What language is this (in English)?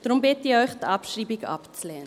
Swiss German